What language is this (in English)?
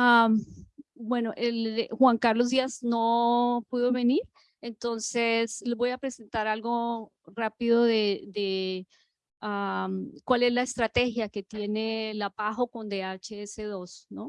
Spanish